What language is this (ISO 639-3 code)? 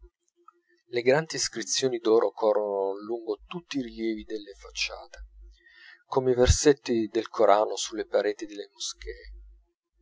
ita